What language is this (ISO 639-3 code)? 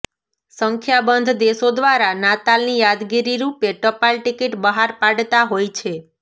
guj